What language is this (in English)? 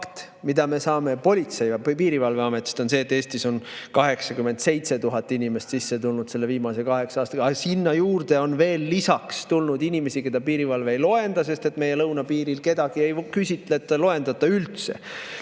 Estonian